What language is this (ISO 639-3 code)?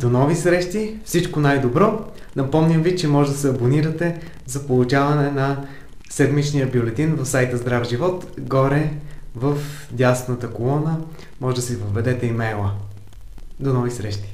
bul